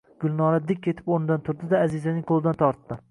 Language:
Uzbek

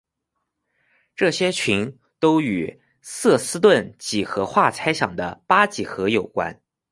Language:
Chinese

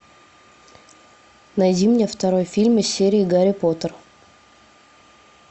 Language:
Russian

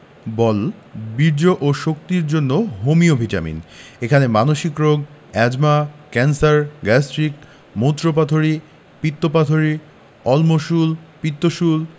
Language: Bangla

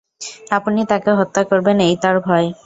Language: Bangla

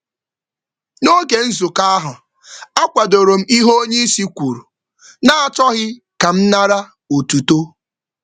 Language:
Igbo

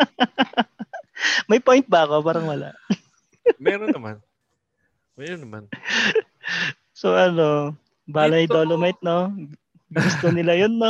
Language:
Filipino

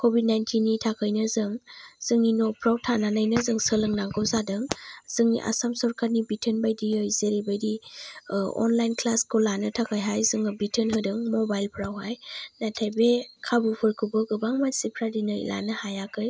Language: Bodo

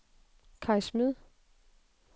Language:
Danish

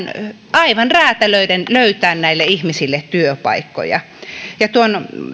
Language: Finnish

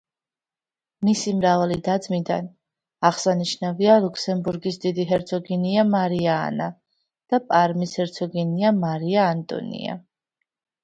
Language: Georgian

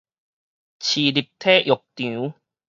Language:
Min Nan Chinese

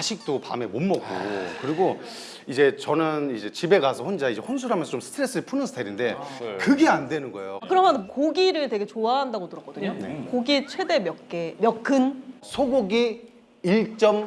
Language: Korean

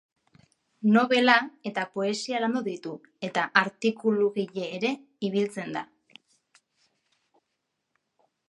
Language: Basque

